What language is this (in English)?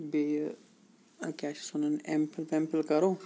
Kashmiri